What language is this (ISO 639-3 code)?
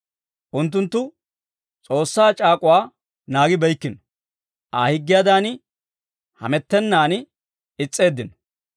dwr